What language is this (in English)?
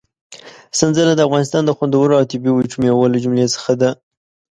Pashto